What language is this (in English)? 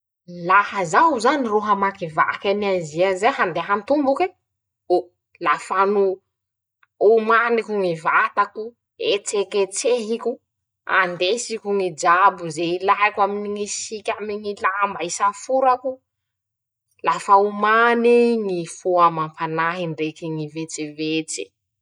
Masikoro Malagasy